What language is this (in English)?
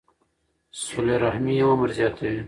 Pashto